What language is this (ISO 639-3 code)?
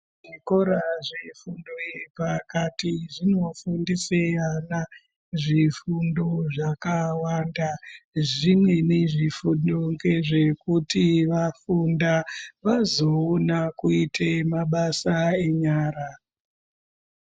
ndc